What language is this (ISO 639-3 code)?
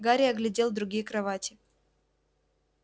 rus